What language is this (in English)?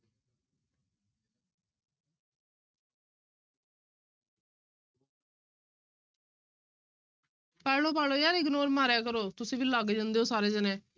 Punjabi